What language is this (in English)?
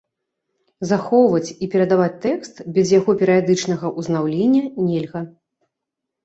Belarusian